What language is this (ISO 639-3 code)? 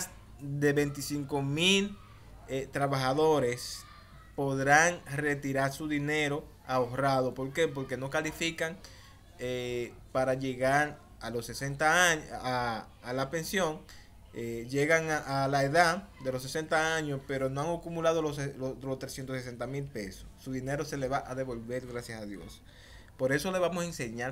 spa